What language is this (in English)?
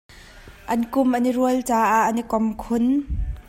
Hakha Chin